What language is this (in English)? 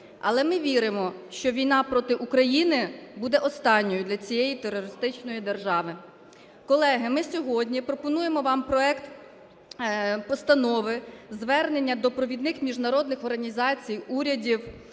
Ukrainian